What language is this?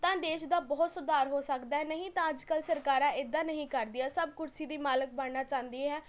Punjabi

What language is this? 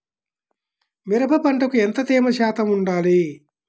Telugu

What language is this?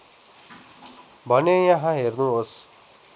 Nepali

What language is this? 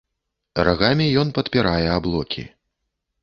Belarusian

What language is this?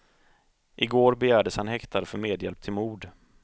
Swedish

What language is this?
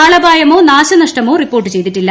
Malayalam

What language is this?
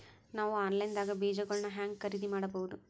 Kannada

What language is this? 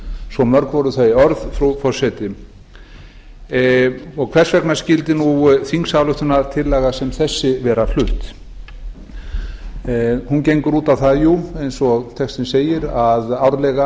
Icelandic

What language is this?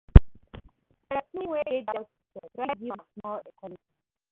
Nigerian Pidgin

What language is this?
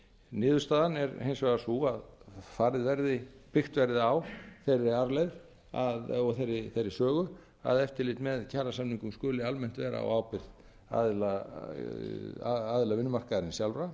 Icelandic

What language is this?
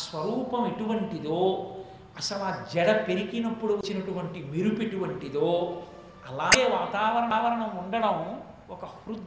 Telugu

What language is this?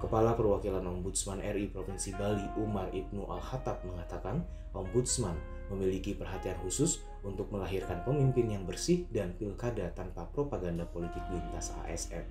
Indonesian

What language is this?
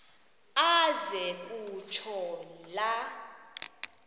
Xhosa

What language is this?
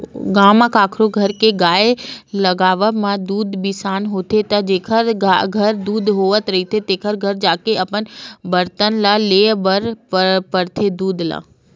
Chhattisgarhi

